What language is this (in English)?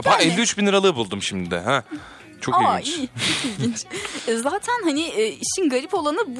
Turkish